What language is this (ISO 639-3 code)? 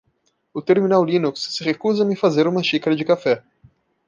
por